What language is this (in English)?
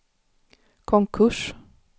Swedish